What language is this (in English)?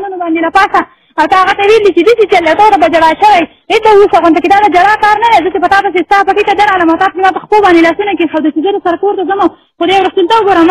Persian